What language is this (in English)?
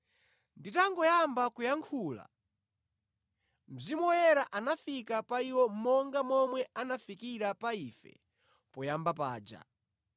Nyanja